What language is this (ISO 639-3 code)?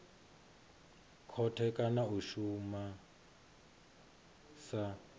ven